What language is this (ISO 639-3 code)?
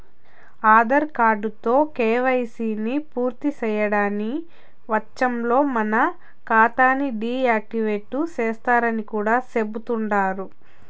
tel